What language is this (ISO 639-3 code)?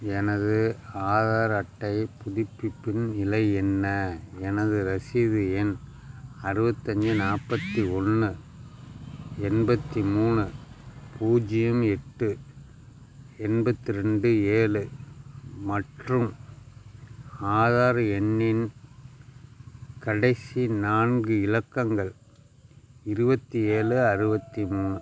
tam